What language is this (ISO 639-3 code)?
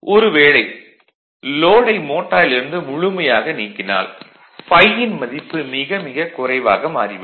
tam